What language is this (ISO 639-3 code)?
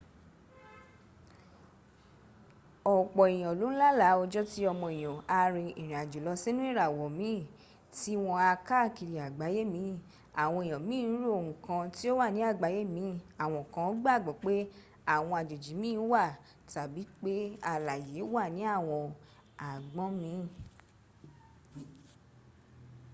yor